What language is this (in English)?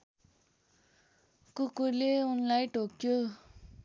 Nepali